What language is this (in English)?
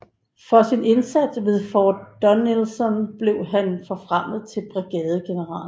Danish